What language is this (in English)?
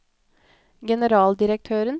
Norwegian